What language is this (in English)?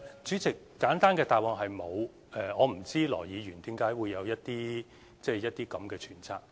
Cantonese